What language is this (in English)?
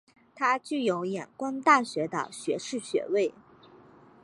Chinese